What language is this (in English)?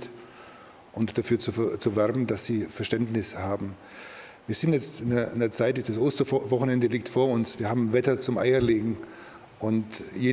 German